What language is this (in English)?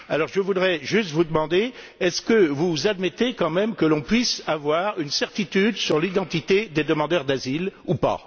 French